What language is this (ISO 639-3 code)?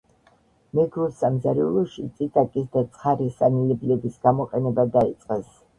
kat